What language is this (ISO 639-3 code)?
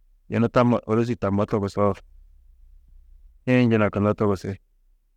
tuq